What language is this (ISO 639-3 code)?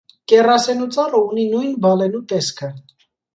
hye